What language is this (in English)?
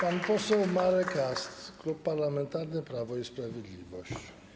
Polish